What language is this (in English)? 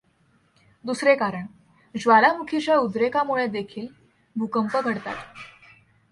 Marathi